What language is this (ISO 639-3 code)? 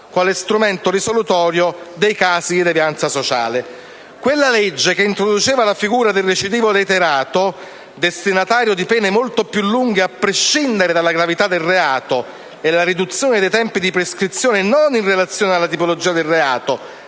ita